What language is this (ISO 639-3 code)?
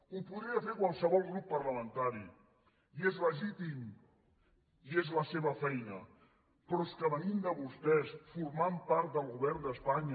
cat